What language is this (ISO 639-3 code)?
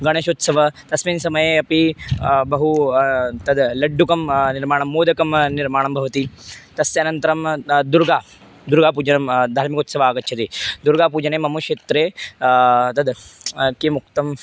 san